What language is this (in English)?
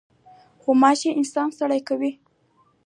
Pashto